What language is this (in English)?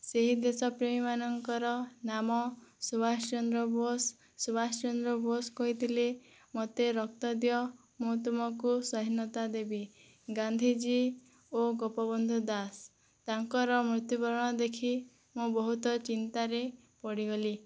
Odia